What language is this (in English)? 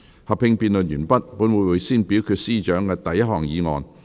Cantonese